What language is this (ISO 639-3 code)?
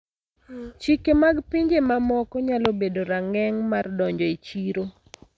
luo